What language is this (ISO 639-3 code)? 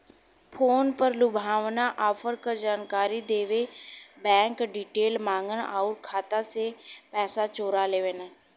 bho